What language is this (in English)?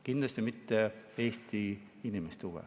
Estonian